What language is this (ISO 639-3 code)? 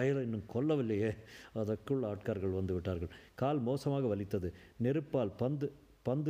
tam